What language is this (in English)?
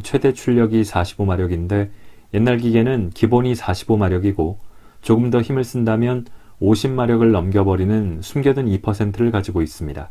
Korean